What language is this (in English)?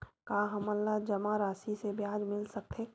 Chhattisgarhi